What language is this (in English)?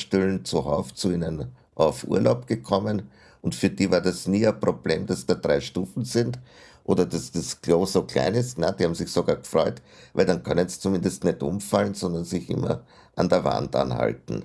German